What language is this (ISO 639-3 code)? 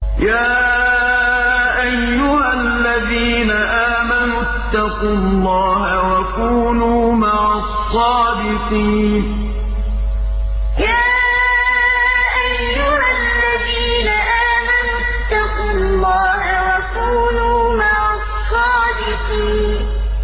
ara